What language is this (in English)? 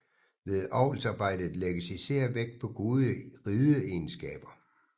Danish